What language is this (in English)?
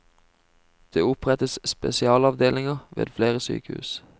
Norwegian